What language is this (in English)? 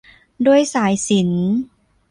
Thai